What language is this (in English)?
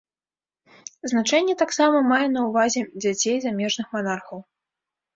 Belarusian